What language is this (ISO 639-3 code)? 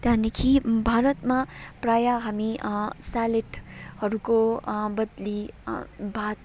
nep